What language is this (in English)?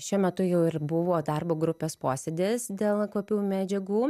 Lithuanian